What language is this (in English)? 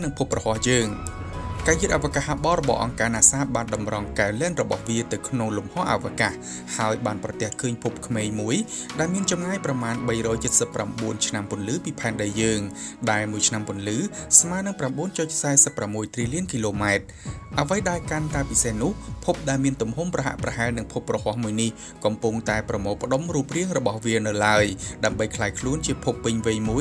Thai